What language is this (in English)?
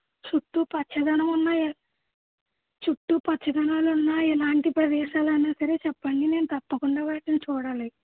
Telugu